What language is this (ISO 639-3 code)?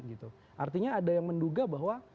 ind